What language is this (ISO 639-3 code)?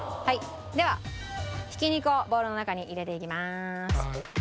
jpn